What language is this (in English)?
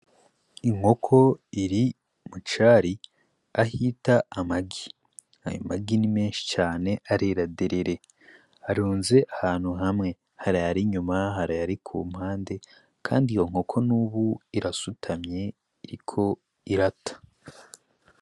Rundi